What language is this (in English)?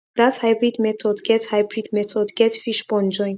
Nigerian Pidgin